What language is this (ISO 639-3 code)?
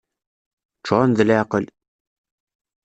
kab